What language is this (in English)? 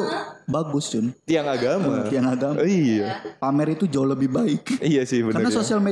Indonesian